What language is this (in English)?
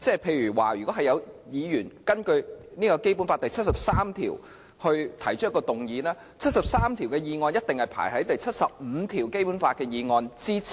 Cantonese